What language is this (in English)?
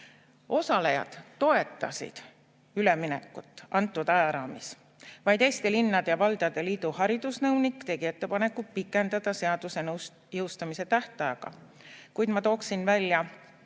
Estonian